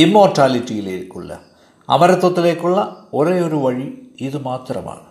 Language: Malayalam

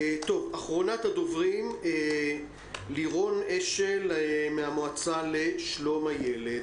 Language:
Hebrew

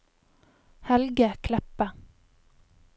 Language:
Norwegian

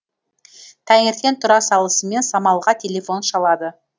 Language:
Kazakh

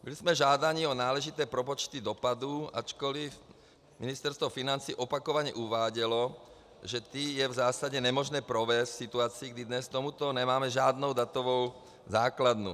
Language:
Czech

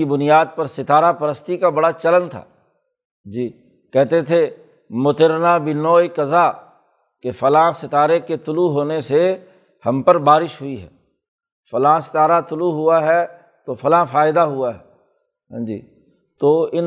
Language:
Urdu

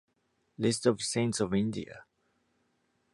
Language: English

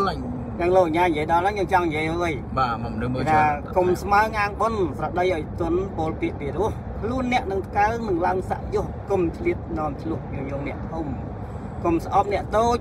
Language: Vietnamese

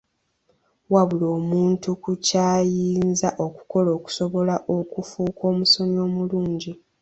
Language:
Ganda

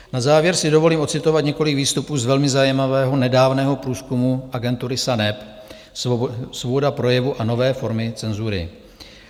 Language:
Czech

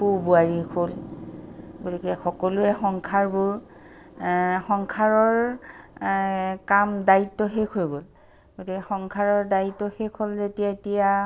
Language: Assamese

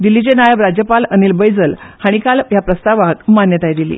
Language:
Konkani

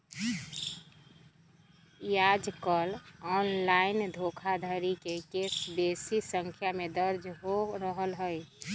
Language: Magahi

